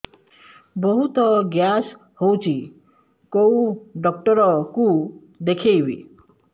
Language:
Odia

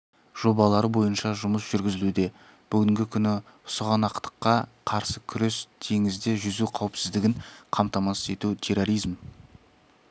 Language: Kazakh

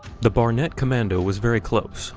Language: English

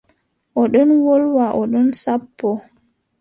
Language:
Adamawa Fulfulde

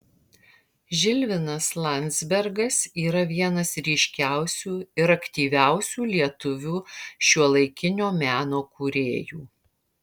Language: Lithuanian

